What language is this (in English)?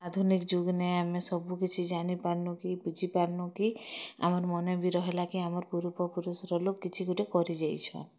Odia